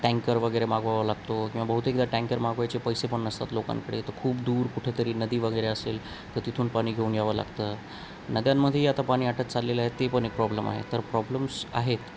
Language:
Marathi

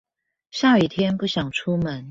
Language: Chinese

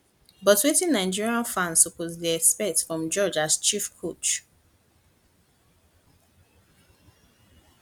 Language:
Nigerian Pidgin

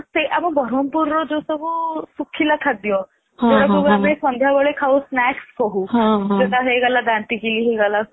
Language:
Odia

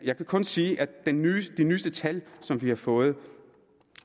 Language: Danish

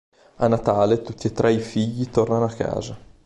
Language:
Italian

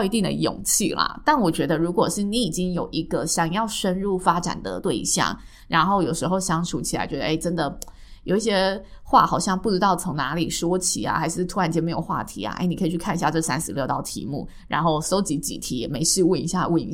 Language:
Chinese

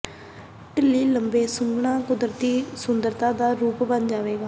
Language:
Punjabi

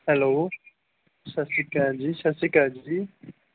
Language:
Punjabi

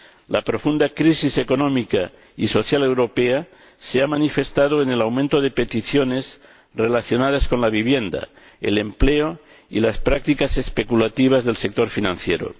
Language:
Spanish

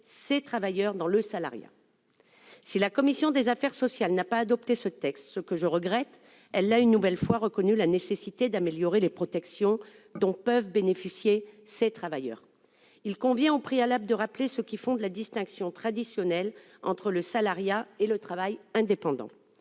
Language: French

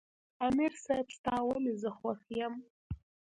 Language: Pashto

